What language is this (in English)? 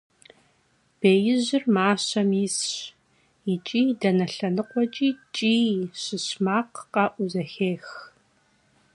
Kabardian